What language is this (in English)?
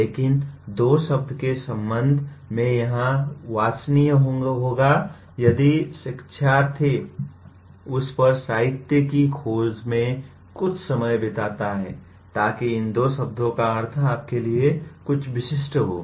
Hindi